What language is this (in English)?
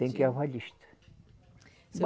Portuguese